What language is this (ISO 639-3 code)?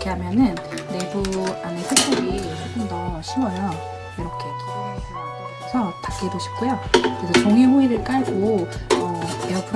kor